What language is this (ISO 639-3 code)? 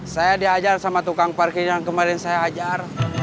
ind